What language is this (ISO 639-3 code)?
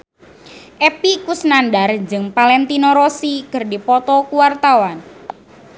sun